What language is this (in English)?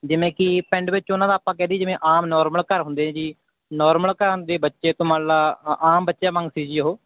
Punjabi